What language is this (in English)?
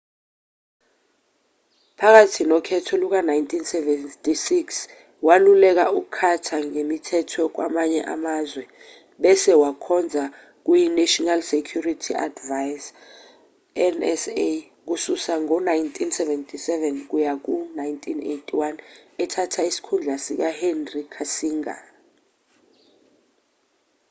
Zulu